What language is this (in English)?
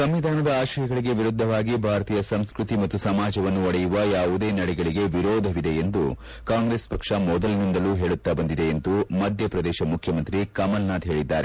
Kannada